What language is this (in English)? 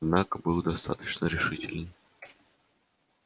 Russian